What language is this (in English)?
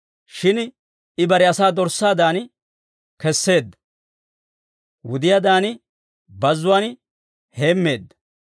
Dawro